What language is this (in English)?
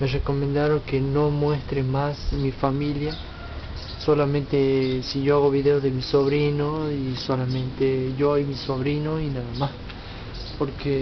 Spanish